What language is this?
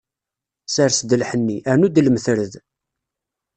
Kabyle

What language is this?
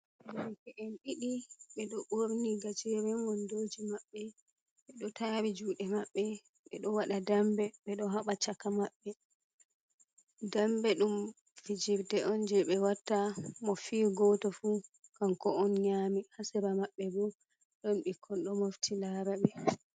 Fula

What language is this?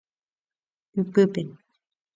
Guarani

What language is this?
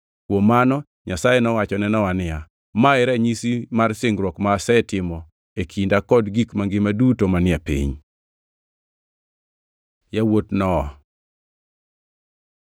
Luo (Kenya and Tanzania)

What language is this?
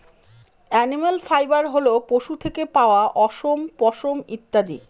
Bangla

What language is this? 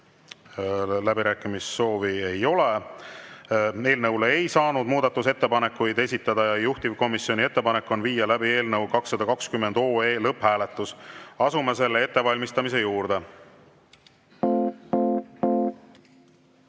Estonian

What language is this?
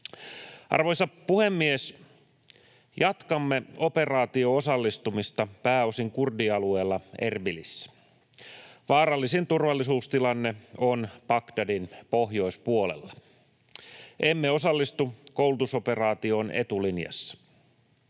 Finnish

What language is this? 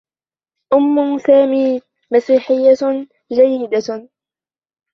Arabic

